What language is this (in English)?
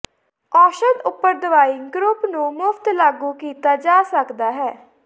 Punjabi